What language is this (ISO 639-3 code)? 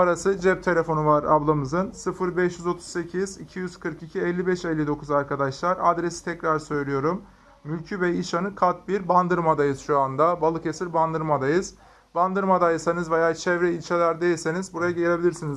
tur